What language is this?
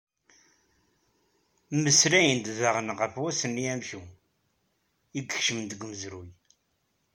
Kabyle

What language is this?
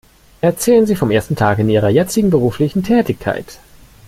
German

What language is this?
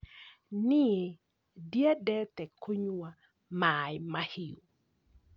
Kikuyu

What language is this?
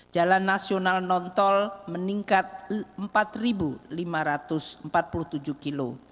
Indonesian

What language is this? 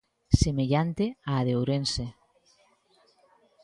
Galician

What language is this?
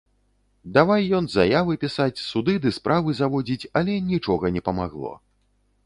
Belarusian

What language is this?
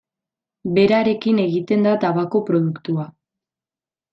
Basque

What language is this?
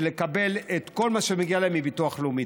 Hebrew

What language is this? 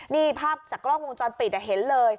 Thai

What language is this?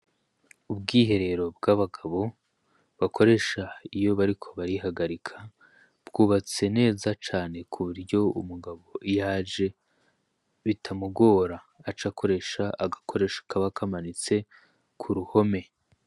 Rundi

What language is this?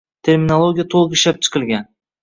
Uzbek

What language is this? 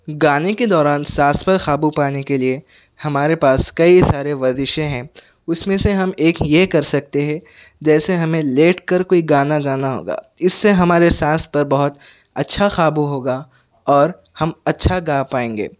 Urdu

